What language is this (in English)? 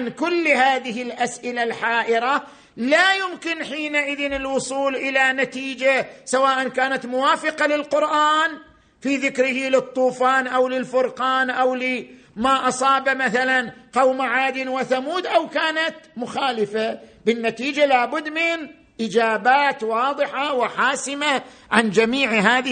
Arabic